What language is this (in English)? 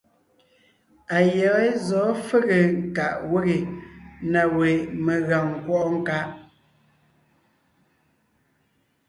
Ngiemboon